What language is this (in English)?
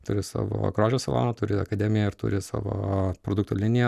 Lithuanian